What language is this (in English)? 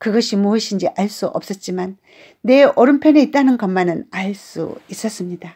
Korean